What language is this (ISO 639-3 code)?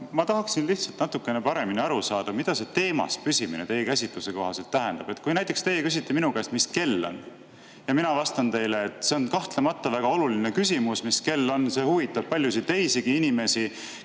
est